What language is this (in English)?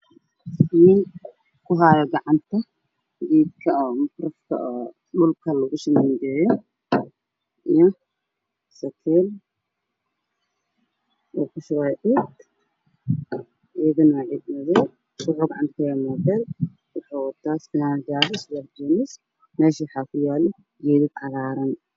Somali